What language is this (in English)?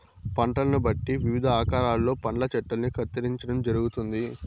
Telugu